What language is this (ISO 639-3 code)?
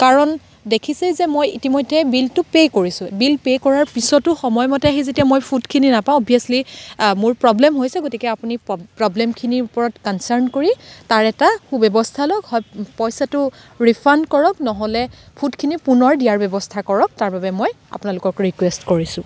asm